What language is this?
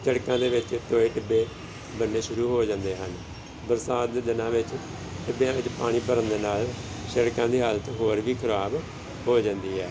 Punjabi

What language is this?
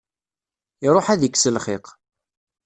Kabyle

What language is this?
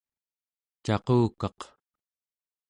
Central Yupik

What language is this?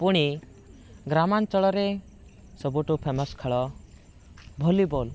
Odia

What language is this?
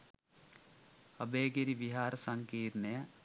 Sinhala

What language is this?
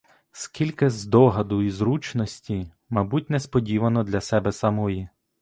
Ukrainian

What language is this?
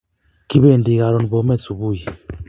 Kalenjin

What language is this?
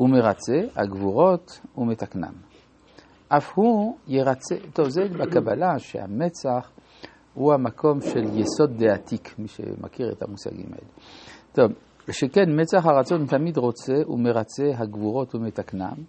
Hebrew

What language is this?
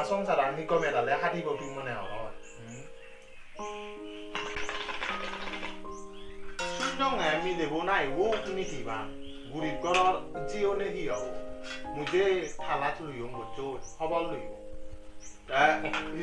Indonesian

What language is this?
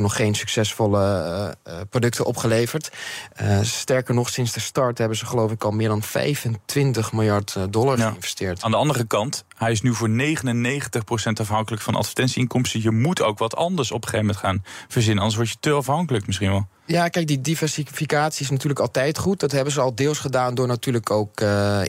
Dutch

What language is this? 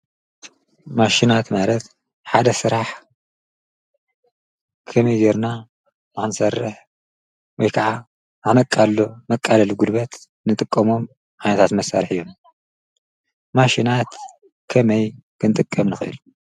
Tigrinya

